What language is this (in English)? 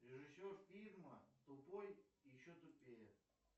Russian